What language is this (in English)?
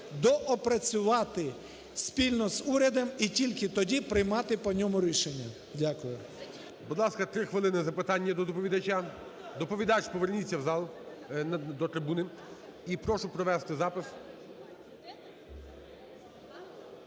Ukrainian